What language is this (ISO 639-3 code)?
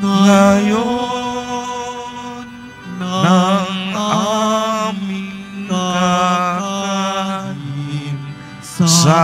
fil